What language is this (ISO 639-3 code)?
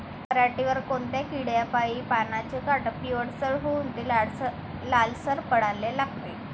mar